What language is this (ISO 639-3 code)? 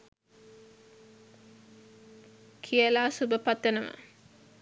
sin